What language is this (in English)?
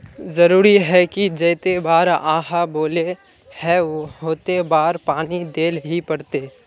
Magahi